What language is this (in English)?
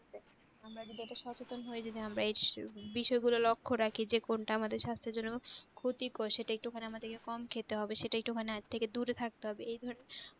Bangla